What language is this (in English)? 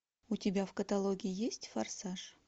Russian